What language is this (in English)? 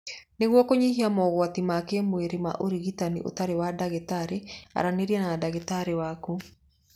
Kikuyu